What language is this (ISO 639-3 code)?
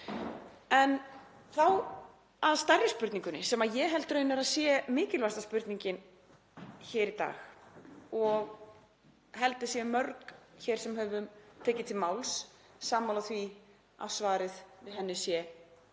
isl